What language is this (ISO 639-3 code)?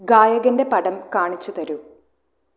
mal